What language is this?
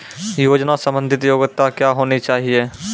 Maithili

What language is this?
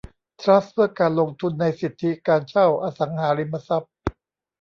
Thai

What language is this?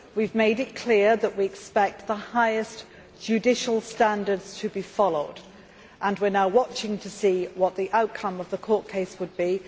English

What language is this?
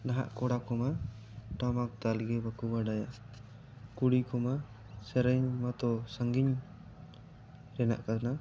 Santali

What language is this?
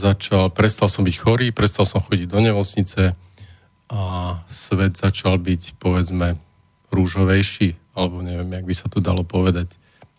Slovak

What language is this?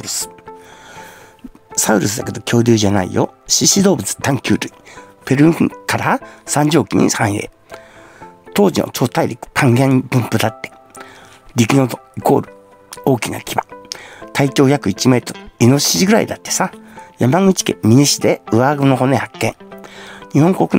Japanese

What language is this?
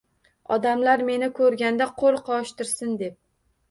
Uzbek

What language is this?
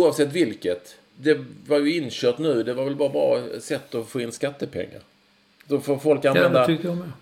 Swedish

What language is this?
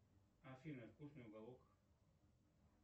Russian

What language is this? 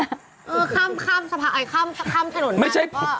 Thai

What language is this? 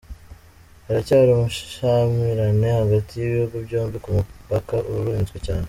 Kinyarwanda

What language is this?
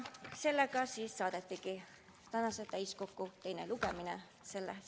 Estonian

